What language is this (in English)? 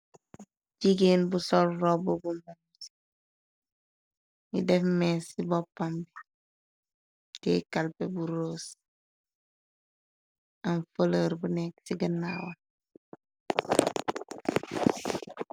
Wolof